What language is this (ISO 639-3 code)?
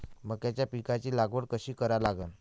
mar